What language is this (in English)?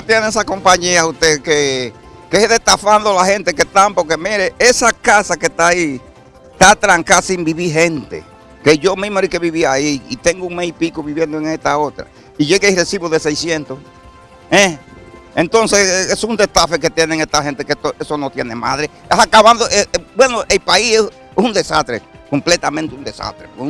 Spanish